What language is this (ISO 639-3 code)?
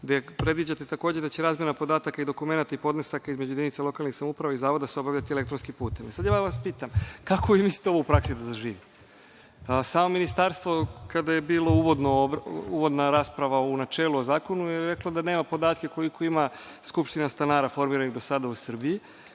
srp